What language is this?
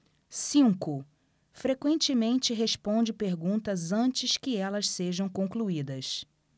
Portuguese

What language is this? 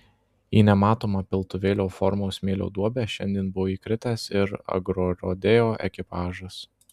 Lithuanian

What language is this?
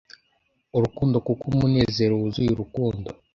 Kinyarwanda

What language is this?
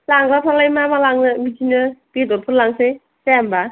Bodo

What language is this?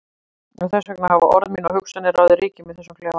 Icelandic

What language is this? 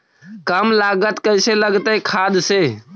Magahi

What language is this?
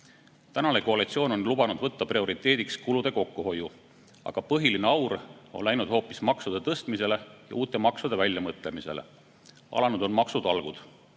Estonian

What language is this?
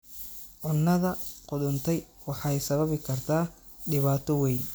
Somali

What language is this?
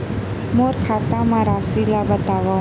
Chhattisgarhi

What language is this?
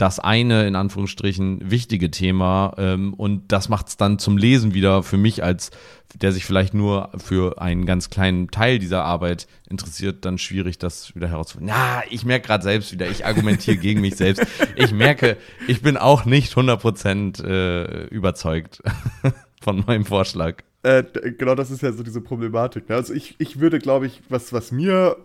German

